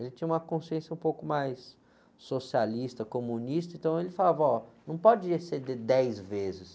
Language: Portuguese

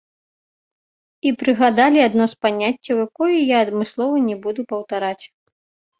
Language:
Belarusian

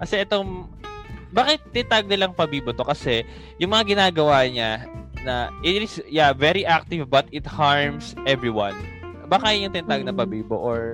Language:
Filipino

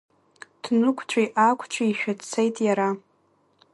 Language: Abkhazian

